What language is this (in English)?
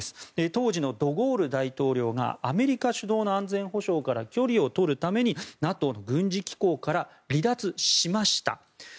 Japanese